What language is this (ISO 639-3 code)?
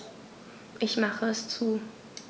deu